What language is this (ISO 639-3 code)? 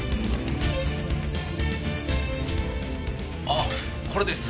jpn